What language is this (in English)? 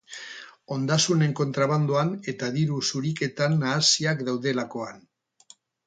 Basque